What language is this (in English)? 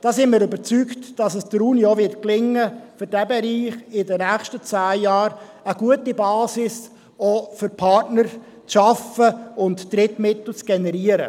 Swiss German